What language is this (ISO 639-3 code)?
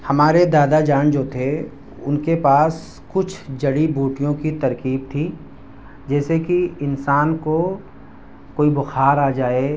urd